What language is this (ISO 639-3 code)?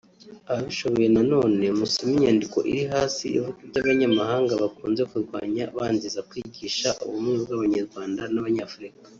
kin